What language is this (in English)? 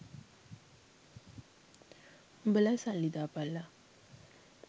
Sinhala